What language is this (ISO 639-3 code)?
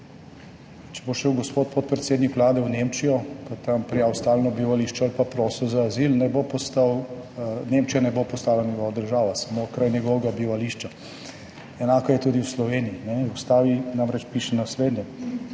slv